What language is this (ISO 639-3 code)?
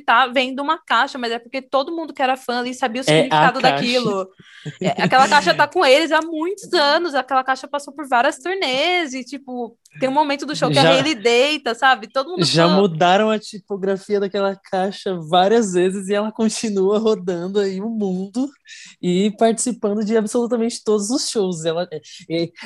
por